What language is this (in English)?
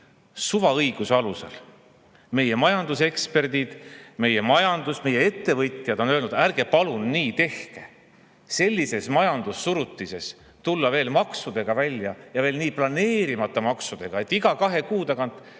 Estonian